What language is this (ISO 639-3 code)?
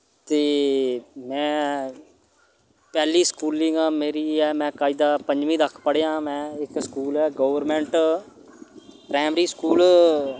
doi